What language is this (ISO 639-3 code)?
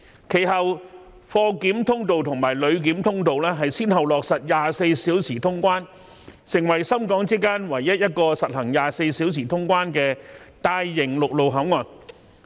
yue